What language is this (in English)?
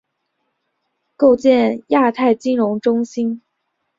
Chinese